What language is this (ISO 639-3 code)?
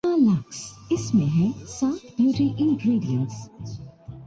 urd